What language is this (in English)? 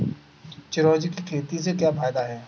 Hindi